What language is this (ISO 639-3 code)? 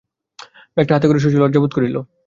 ben